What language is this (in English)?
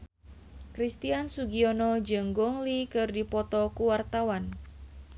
Sundanese